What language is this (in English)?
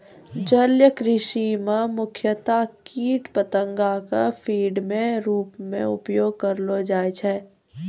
Maithili